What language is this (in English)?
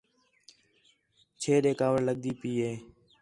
Khetrani